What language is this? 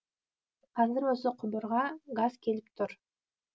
Kazakh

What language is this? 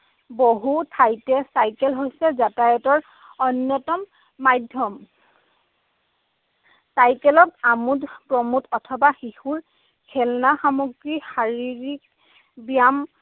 Assamese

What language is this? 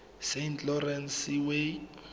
Tswana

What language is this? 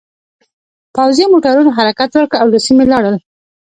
Pashto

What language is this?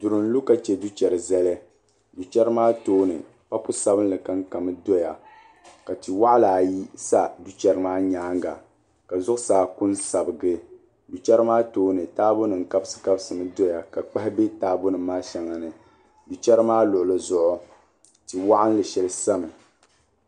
Dagbani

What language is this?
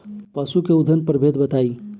Bhojpuri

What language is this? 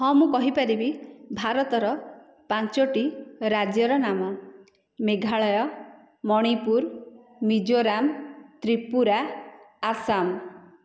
Odia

